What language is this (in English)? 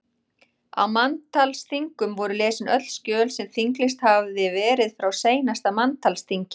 Icelandic